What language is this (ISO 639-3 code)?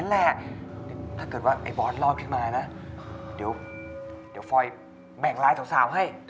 tha